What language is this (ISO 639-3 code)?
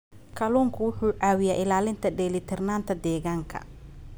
som